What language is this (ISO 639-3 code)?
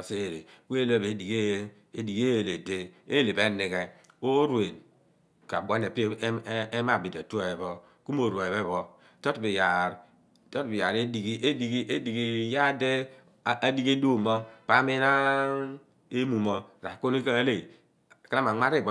abn